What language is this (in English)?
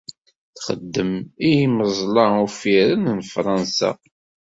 Kabyle